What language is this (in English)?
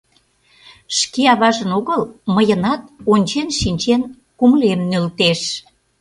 Mari